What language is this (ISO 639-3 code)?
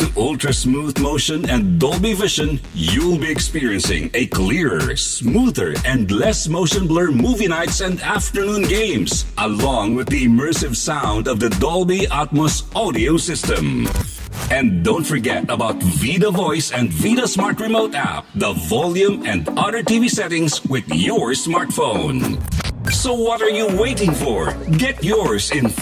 fil